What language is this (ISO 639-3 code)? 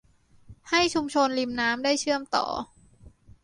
tha